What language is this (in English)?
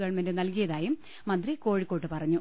Malayalam